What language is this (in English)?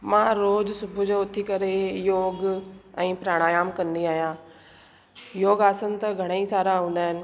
Sindhi